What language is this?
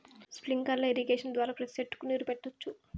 Telugu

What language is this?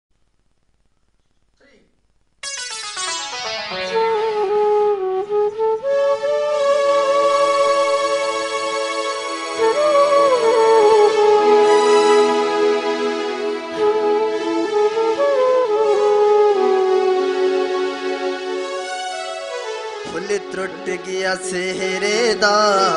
Arabic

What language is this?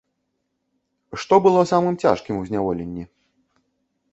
Belarusian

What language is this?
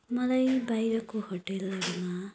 Nepali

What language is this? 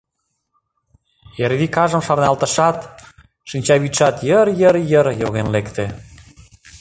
Mari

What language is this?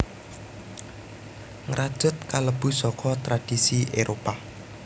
Javanese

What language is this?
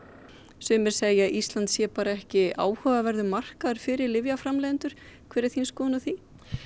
Icelandic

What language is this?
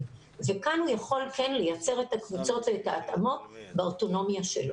Hebrew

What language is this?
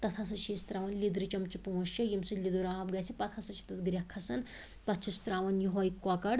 Kashmiri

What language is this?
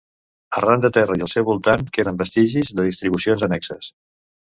Catalan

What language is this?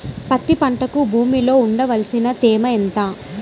Telugu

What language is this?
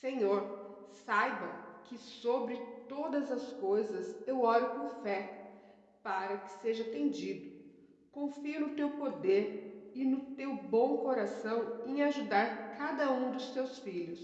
Portuguese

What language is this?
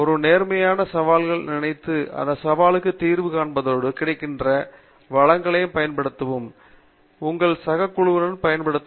Tamil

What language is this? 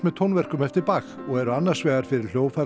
Icelandic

